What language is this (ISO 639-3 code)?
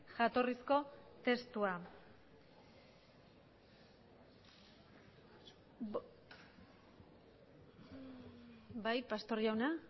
eus